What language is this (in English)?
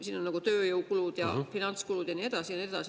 Estonian